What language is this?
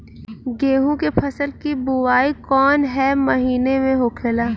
Bhojpuri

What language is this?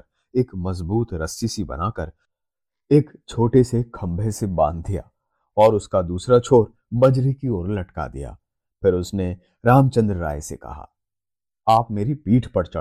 Hindi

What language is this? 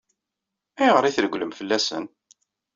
Kabyle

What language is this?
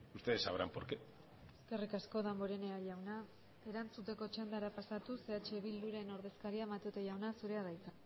Basque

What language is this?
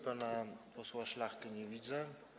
Polish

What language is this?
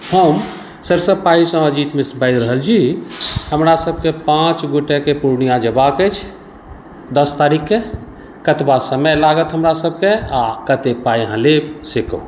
Maithili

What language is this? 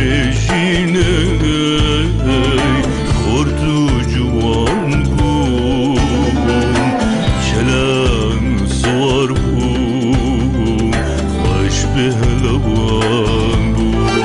Romanian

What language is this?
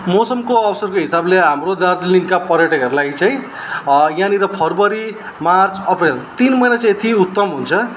Nepali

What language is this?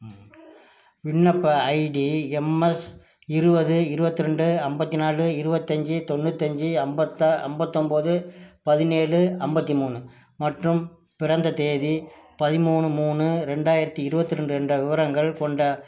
Tamil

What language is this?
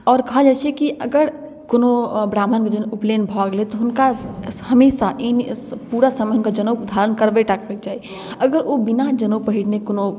Maithili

